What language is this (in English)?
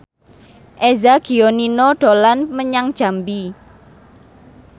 Javanese